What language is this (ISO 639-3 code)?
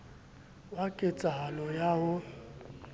sot